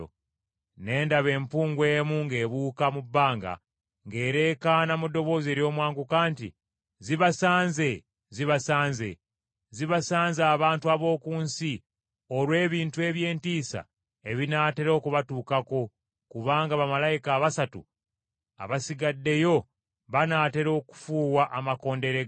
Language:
Ganda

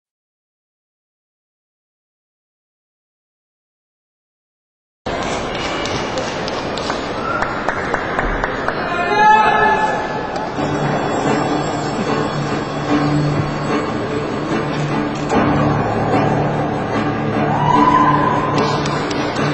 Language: Korean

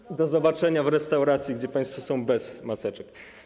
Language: Polish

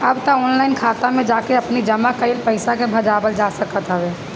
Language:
Bhojpuri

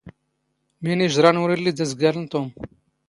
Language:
Standard Moroccan Tamazight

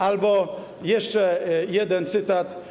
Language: Polish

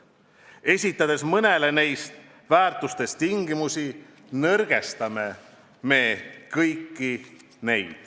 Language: Estonian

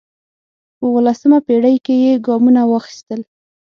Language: Pashto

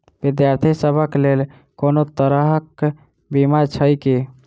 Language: Maithili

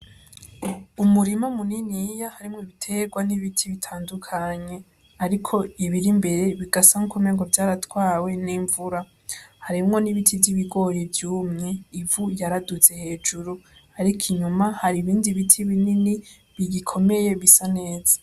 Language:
Rundi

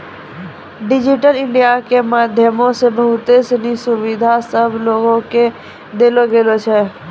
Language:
Maithili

